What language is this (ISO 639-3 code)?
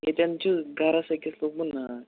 kas